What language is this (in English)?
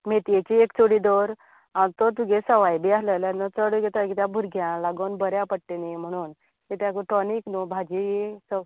Konkani